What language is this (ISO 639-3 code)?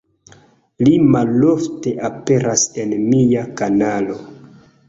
epo